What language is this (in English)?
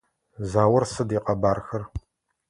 Adyghe